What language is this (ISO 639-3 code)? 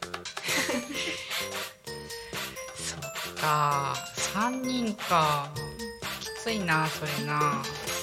jpn